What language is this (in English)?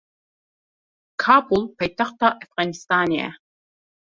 Kurdish